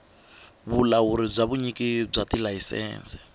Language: Tsonga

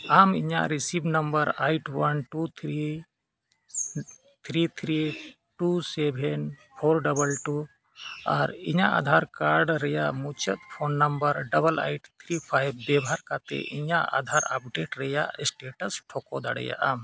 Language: Santali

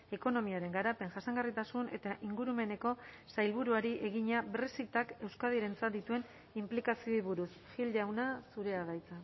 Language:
Basque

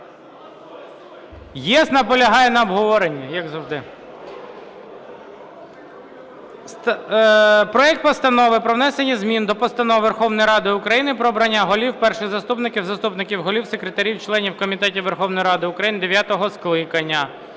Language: Ukrainian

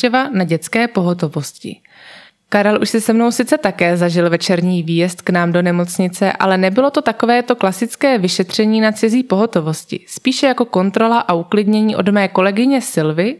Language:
Czech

